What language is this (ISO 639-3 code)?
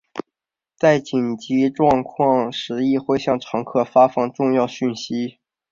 zho